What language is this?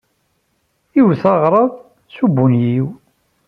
Kabyle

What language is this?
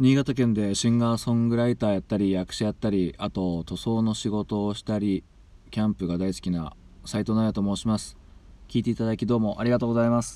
Japanese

